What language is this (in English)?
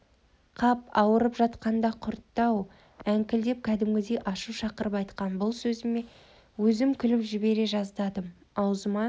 Kazakh